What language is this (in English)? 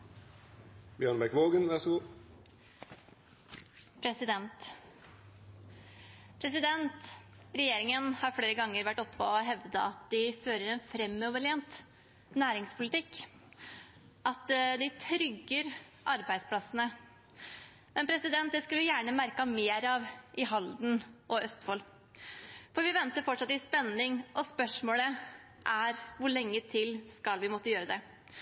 Norwegian Bokmål